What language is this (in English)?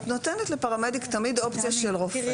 Hebrew